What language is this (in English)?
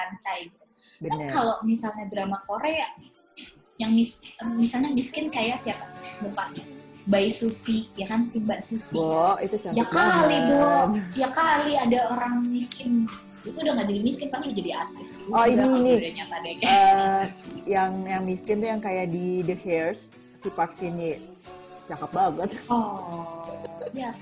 Indonesian